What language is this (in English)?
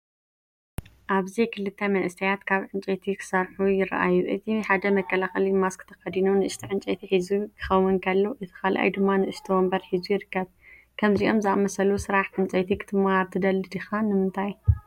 Tigrinya